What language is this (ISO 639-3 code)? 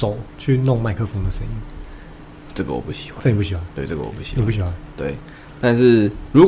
zho